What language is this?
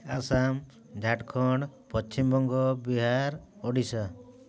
Odia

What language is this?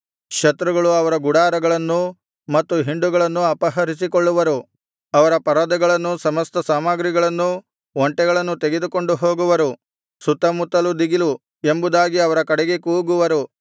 Kannada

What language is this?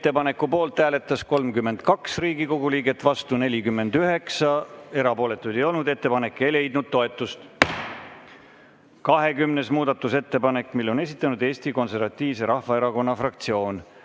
Estonian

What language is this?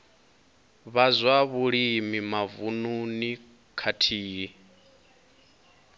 Venda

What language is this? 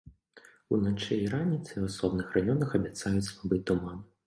Belarusian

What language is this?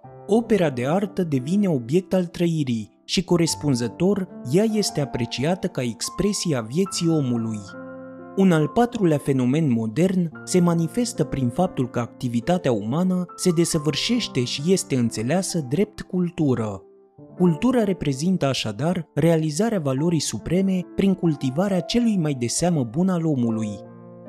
Romanian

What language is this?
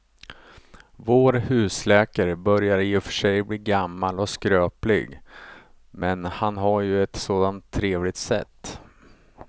Swedish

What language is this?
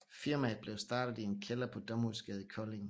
Danish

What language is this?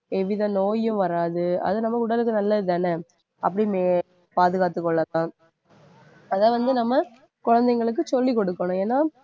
Tamil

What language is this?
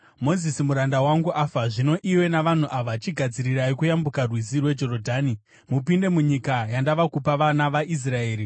Shona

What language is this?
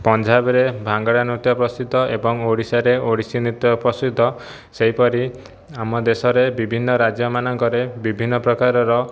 Odia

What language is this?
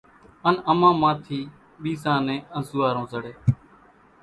Kachi Koli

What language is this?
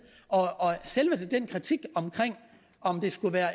Danish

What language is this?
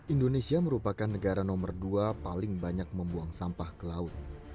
Indonesian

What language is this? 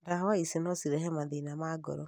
Kikuyu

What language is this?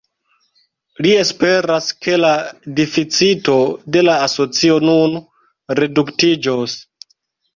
Esperanto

